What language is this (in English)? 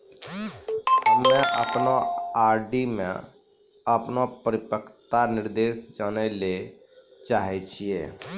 Maithili